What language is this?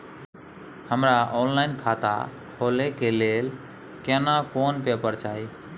Maithili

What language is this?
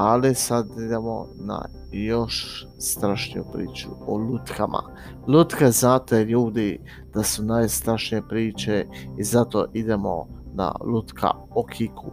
Croatian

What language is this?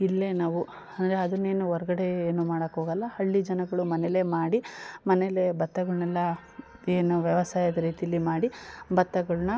Kannada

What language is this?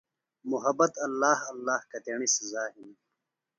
Phalura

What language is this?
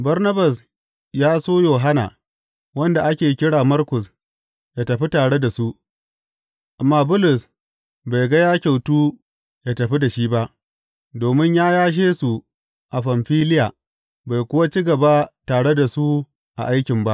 Hausa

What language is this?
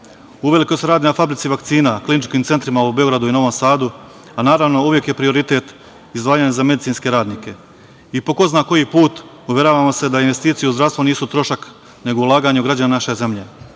Serbian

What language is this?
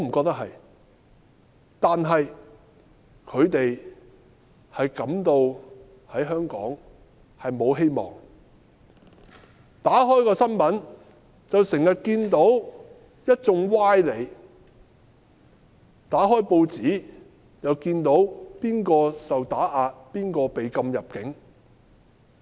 Cantonese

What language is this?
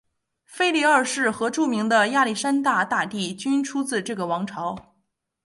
Chinese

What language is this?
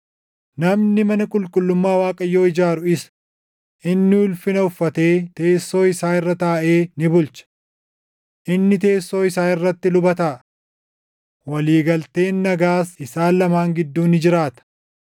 Oromo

